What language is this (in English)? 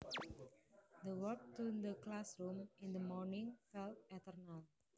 Javanese